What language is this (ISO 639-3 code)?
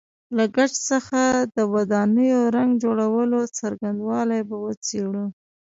pus